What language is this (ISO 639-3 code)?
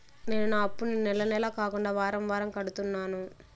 tel